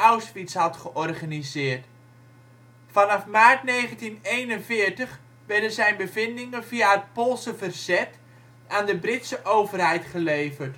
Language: Dutch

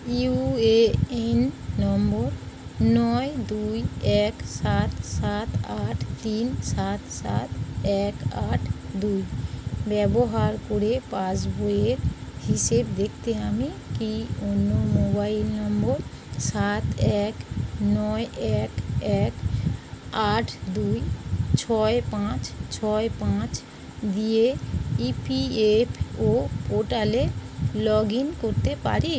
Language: Bangla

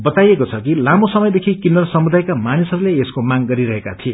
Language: Nepali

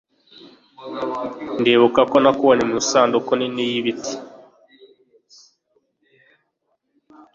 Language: Kinyarwanda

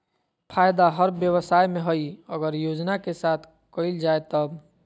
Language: Magahi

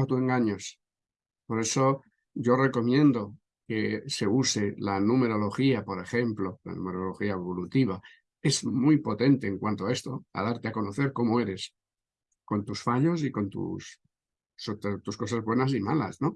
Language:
Spanish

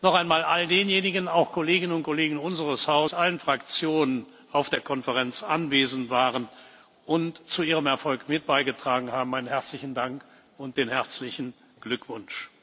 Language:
German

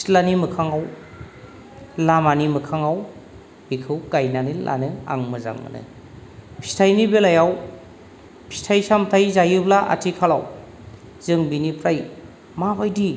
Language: Bodo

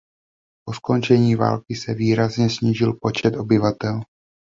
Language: Czech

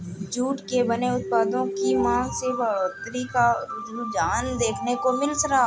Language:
Hindi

